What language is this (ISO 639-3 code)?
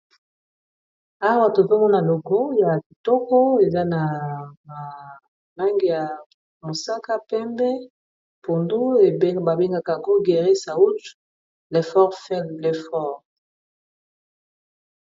lin